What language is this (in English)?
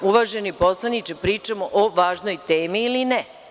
Serbian